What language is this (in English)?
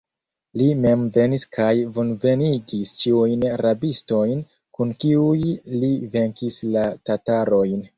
Esperanto